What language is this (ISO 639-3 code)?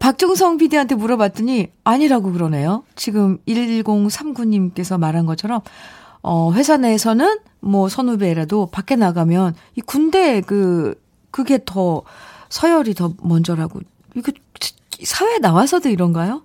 kor